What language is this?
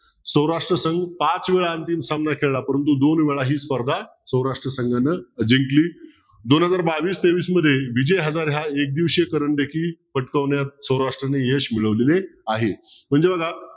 Marathi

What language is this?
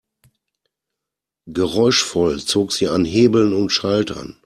German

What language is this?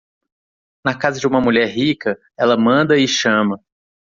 Portuguese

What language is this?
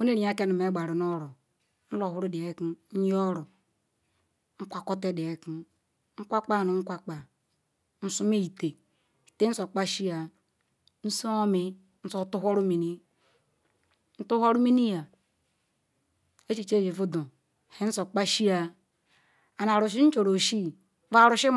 Ikwere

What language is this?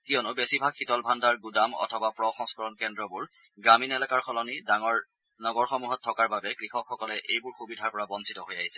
Assamese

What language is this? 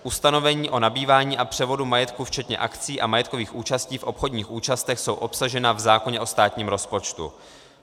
Czech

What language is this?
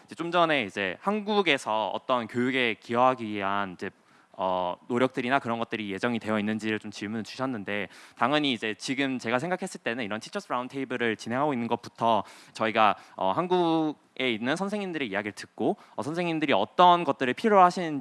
Korean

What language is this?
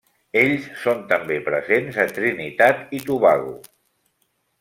Catalan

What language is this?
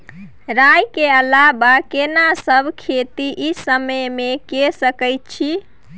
Maithili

